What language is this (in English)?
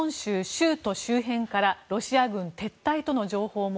Japanese